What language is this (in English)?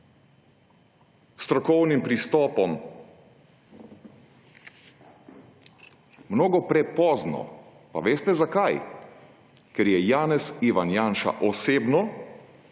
Slovenian